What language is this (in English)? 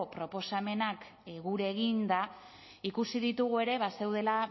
Basque